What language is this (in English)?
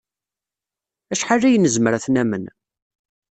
Kabyle